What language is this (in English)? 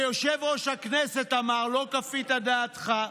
Hebrew